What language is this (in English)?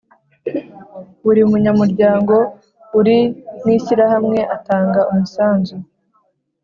Kinyarwanda